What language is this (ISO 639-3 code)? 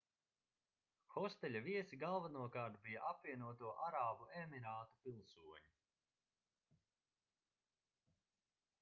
lav